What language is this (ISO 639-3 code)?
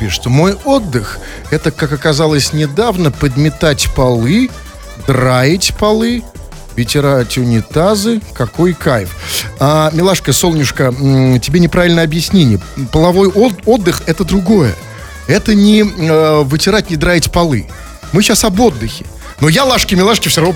rus